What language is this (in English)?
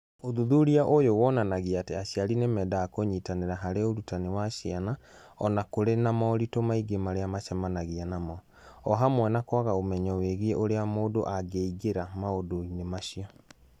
Kikuyu